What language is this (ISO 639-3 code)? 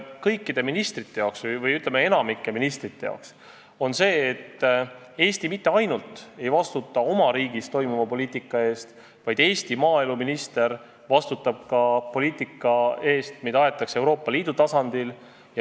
est